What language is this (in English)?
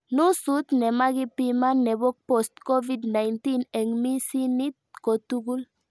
Kalenjin